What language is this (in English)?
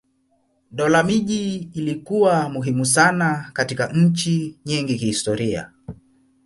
Swahili